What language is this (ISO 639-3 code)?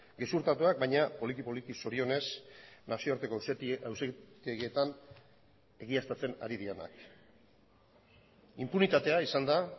eus